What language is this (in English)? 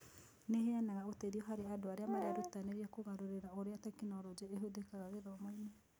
Kikuyu